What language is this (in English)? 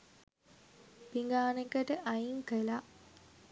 Sinhala